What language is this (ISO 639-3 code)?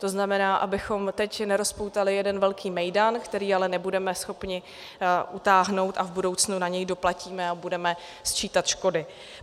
ces